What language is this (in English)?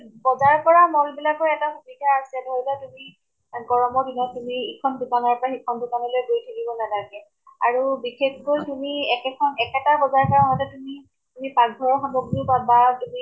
Assamese